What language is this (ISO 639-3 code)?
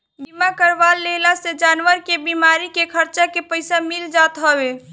bho